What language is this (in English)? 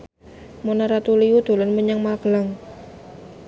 Javanese